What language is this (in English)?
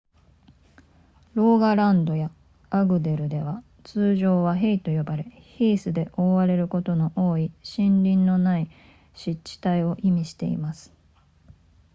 Japanese